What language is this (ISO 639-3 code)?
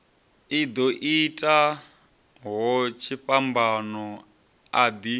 ven